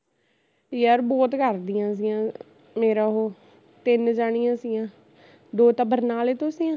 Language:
Punjabi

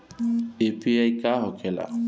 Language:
Bhojpuri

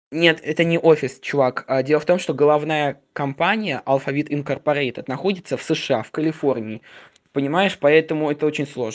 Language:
Russian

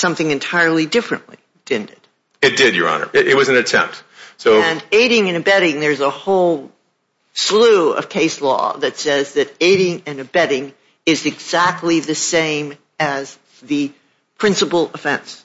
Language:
English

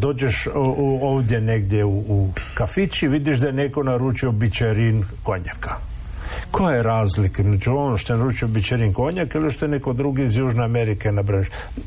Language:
Croatian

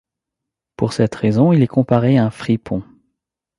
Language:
French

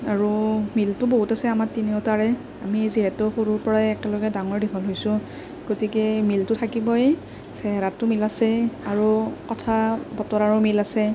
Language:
Assamese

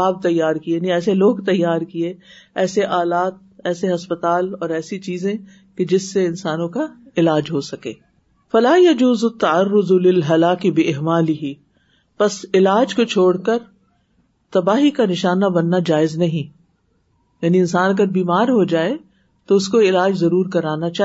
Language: Urdu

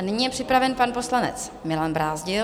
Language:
Czech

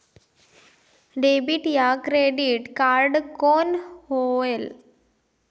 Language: Chhattisgarhi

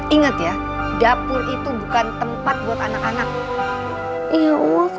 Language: Indonesian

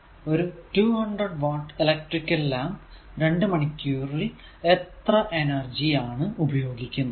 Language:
Malayalam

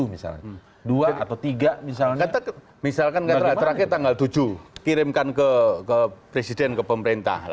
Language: Indonesian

